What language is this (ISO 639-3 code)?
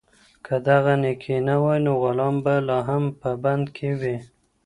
pus